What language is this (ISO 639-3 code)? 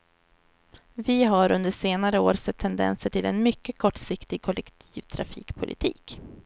swe